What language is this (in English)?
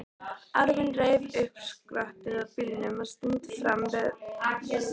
Icelandic